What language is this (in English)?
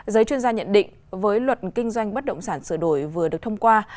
Vietnamese